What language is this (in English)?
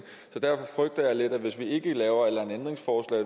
Danish